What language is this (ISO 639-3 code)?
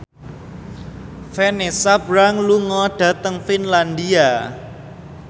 jav